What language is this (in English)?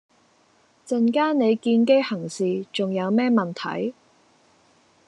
Cantonese